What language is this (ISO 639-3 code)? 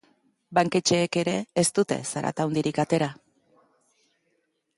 eus